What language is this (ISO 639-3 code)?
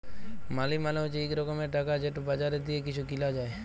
ben